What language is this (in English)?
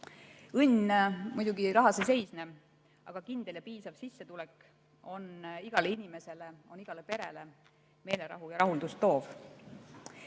Estonian